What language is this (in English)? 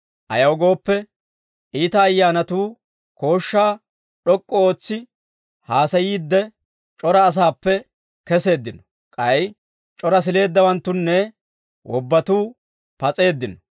Dawro